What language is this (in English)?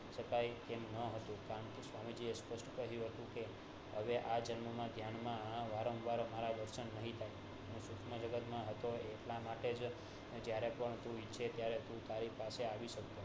Gujarati